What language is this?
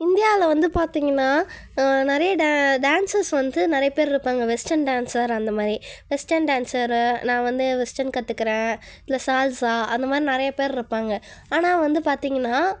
Tamil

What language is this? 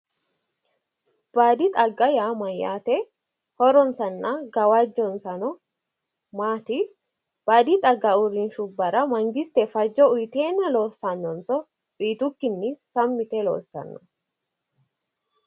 Sidamo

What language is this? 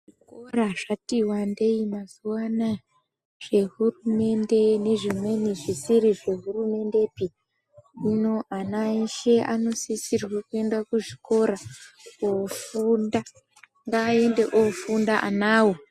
Ndau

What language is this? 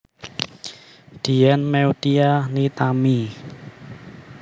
Javanese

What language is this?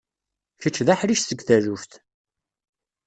Kabyle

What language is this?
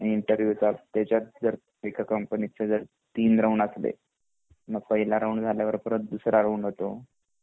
Marathi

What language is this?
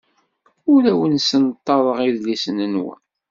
Kabyle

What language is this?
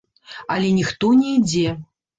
Belarusian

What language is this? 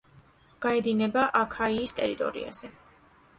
Georgian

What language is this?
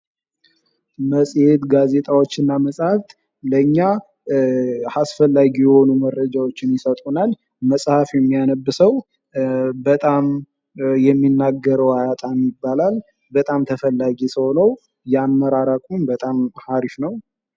Amharic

